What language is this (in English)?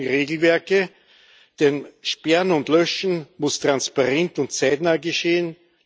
German